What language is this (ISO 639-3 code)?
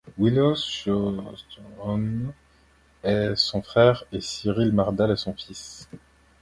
fra